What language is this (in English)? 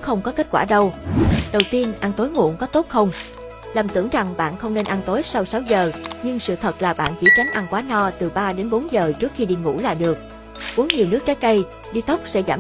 Vietnamese